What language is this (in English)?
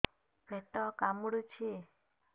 Odia